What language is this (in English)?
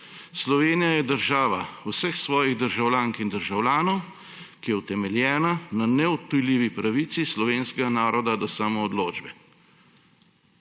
Slovenian